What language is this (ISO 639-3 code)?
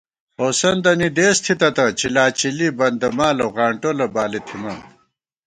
gwt